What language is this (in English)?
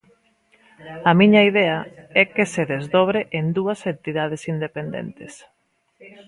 Galician